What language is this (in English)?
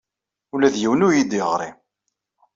Kabyle